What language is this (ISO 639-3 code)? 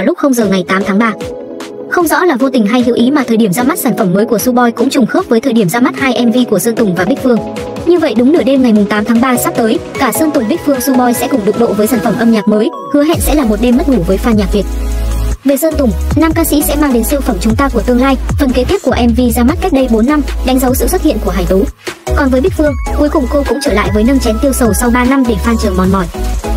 vie